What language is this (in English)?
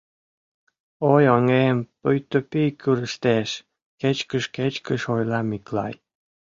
Mari